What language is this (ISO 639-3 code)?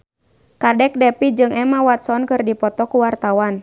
sun